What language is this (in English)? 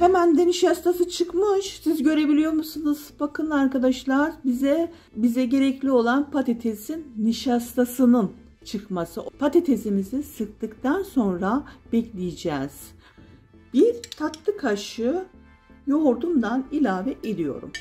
Turkish